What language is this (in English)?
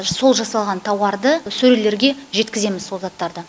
Kazakh